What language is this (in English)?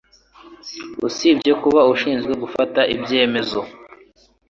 Kinyarwanda